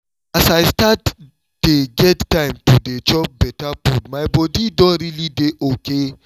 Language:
Nigerian Pidgin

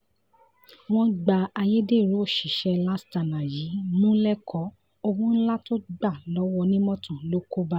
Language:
Yoruba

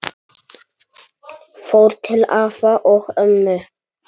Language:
Icelandic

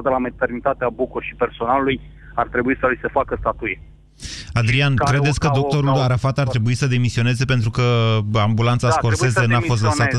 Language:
Romanian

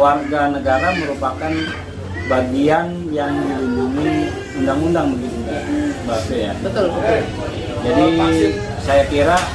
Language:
Indonesian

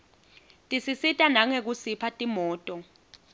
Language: Swati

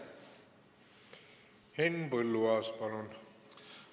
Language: Estonian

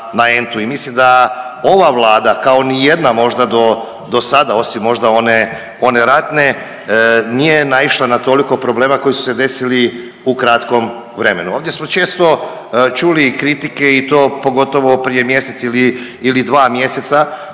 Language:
Croatian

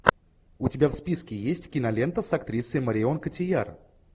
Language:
Russian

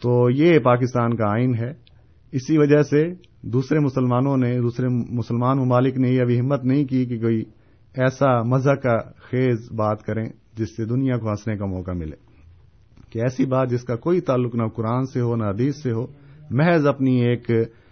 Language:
Urdu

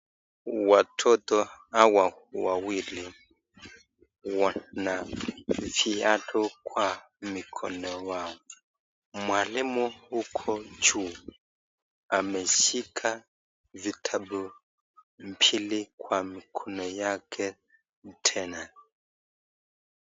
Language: Swahili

